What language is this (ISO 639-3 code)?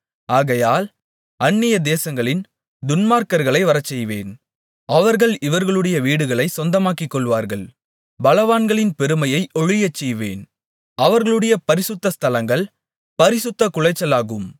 tam